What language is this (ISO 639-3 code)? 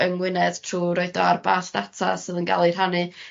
cym